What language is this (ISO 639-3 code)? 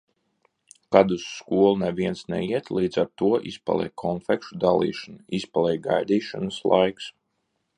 lav